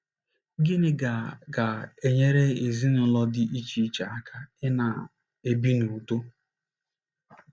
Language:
Igbo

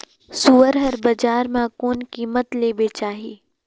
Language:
Chhattisgarhi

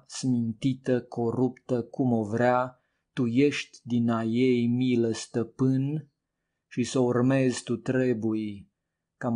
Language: Romanian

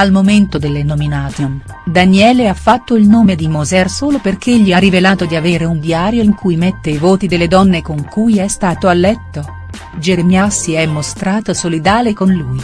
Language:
Italian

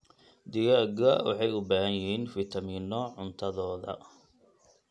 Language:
Somali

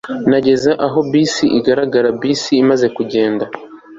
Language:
Kinyarwanda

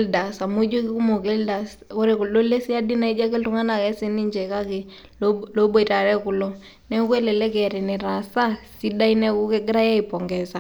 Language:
Masai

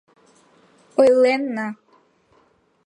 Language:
Mari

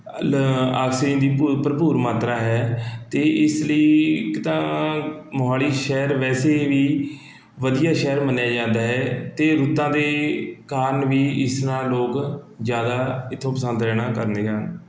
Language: Punjabi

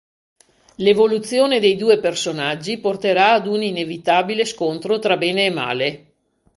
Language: Italian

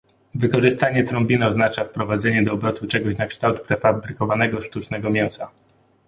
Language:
Polish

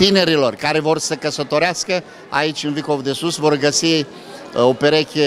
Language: Romanian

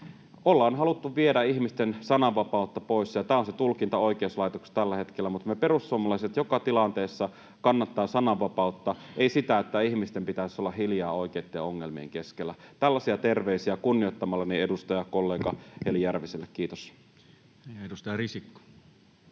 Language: Finnish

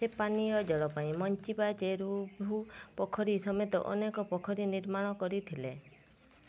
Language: Odia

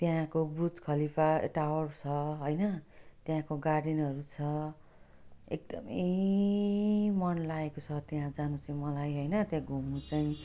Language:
Nepali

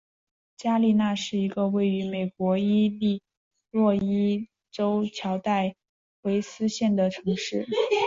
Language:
Chinese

